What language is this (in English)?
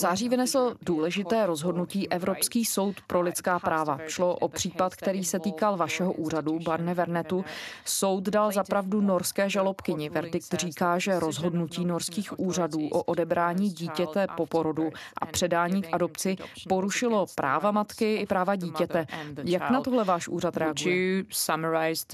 Czech